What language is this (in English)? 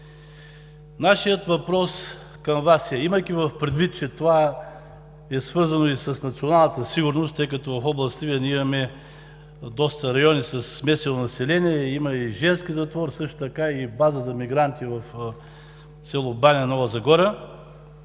Bulgarian